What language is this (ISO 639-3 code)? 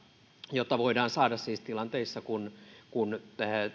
fin